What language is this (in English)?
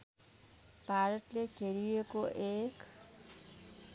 Nepali